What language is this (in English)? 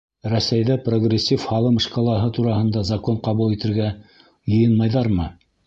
Bashkir